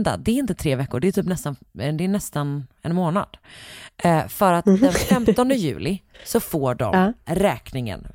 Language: Swedish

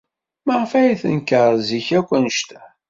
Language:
Kabyle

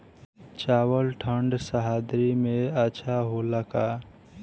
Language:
Bhojpuri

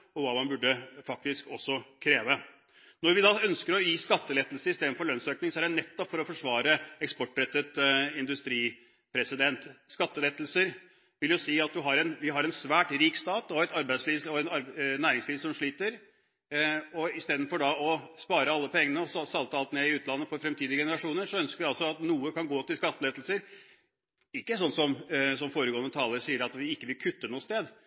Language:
Norwegian Bokmål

